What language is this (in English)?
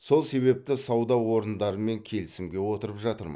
Kazakh